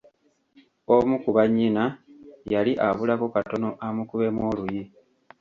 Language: Ganda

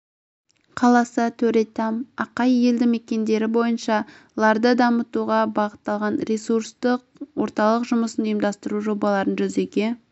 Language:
Kazakh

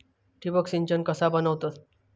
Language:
Marathi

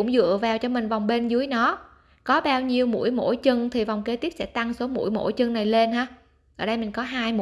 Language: Vietnamese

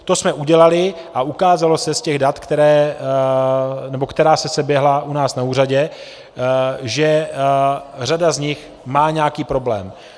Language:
Czech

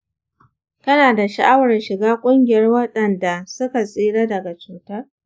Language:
Hausa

